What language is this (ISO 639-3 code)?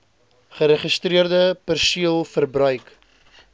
afr